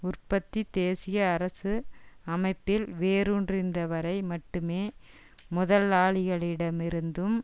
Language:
Tamil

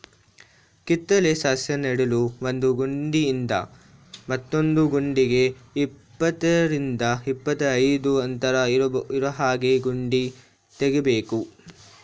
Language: Kannada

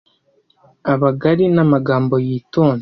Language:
Kinyarwanda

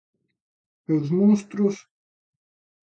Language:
Galician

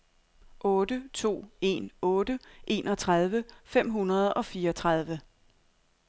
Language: Danish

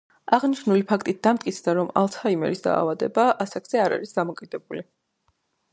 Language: Georgian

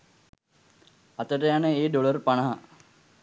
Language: Sinhala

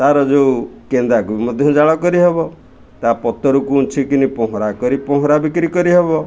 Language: Odia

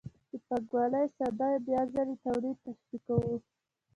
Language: Pashto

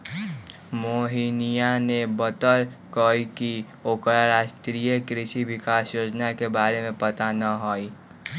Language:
Magahi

